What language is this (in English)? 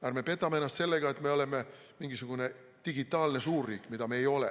Estonian